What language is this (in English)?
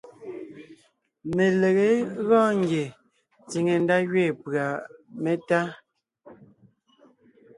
Ngiemboon